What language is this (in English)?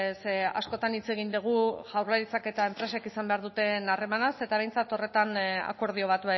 Basque